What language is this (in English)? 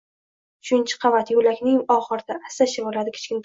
Uzbek